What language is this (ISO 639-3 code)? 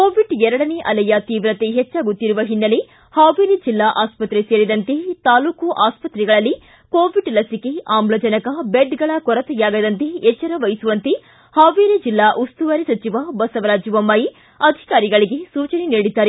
kan